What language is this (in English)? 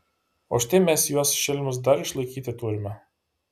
Lithuanian